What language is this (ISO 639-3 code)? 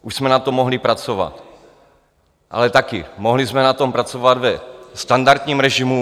ces